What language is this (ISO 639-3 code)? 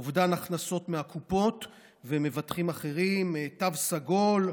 heb